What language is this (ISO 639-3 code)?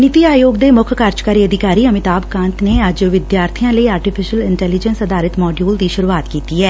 pan